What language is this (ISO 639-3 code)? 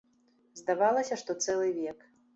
bel